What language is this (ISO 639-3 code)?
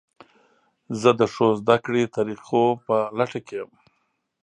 pus